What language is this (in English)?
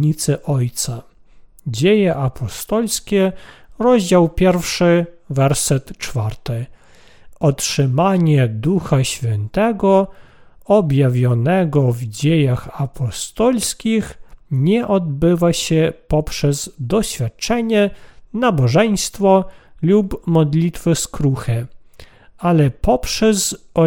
Polish